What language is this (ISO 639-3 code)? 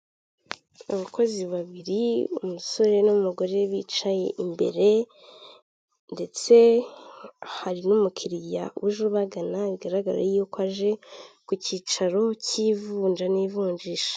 kin